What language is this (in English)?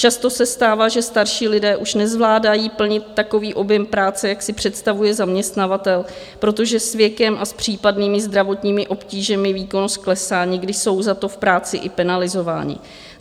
Czech